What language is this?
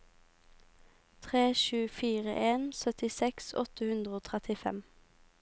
Norwegian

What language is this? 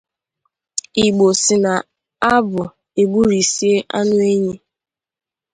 Igbo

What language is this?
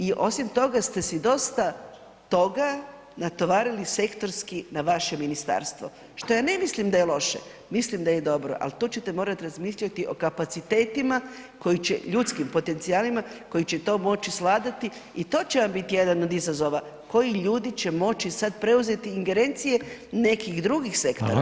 Croatian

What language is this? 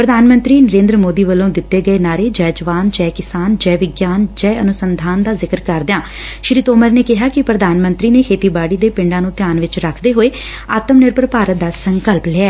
Punjabi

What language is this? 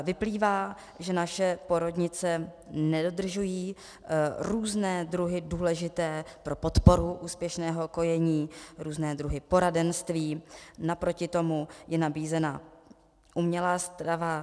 Czech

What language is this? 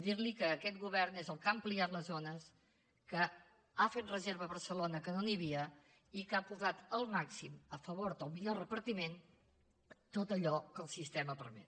Catalan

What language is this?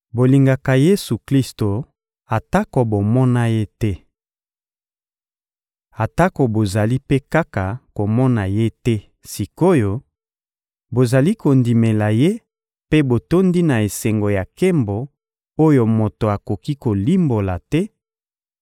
Lingala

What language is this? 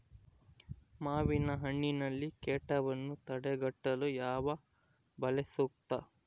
Kannada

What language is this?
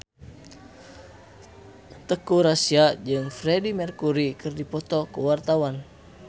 Sundanese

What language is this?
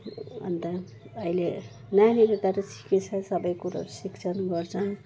Nepali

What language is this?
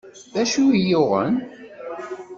Kabyle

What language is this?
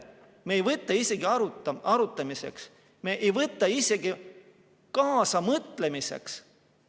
Estonian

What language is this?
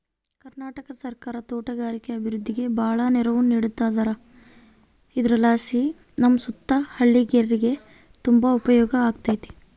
Kannada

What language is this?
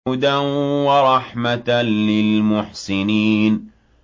Arabic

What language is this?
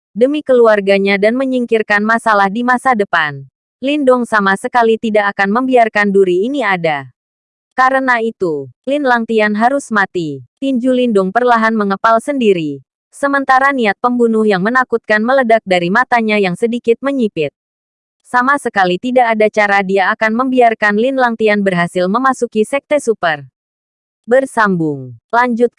Indonesian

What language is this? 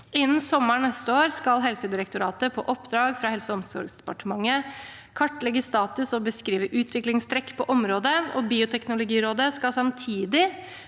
Norwegian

